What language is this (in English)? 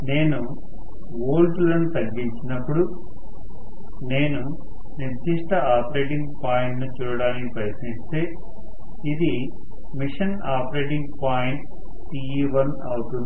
Telugu